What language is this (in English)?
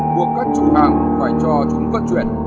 Vietnamese